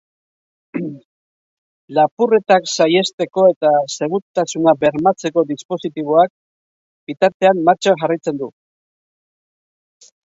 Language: Basque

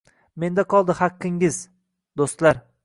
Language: Uzbek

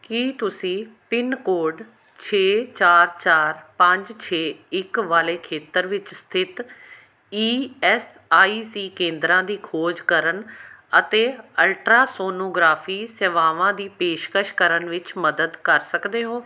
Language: Punjabi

